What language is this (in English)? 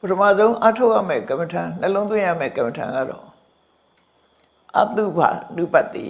Vietnamese